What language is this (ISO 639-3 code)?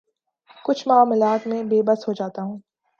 urd